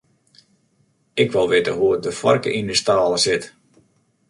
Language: Western Frisian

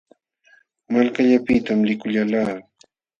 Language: Jauja Wanca Quechua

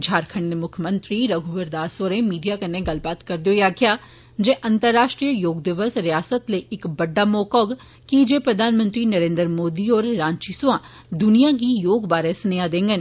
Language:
Dogri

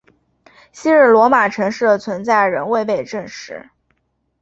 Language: Chinese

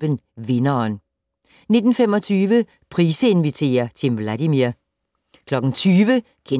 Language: Danish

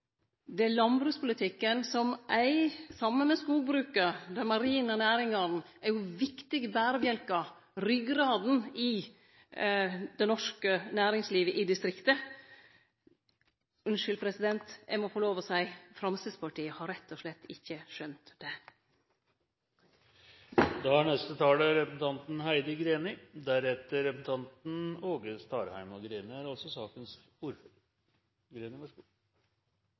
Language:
Norwegian Nynorsk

